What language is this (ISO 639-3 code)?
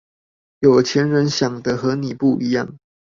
zho